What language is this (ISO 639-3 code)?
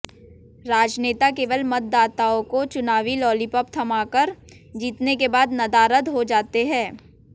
hin